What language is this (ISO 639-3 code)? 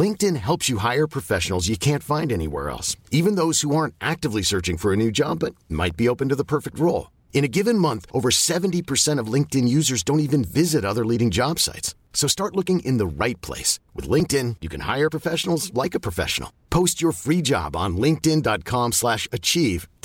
swe